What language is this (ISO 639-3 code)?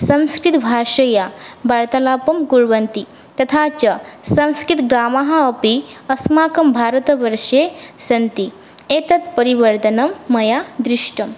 san